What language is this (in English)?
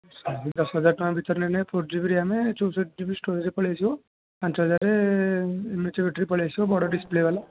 Odia